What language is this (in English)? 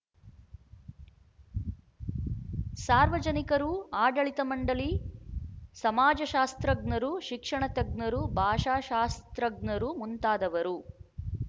Kannada